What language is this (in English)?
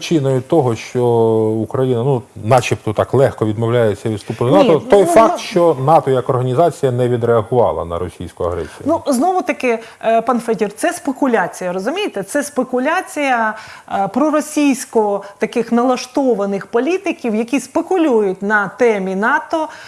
Ukrainian